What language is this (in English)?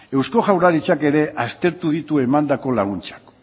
Basque